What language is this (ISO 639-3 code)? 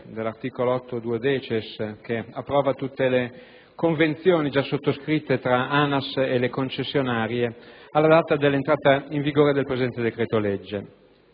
ita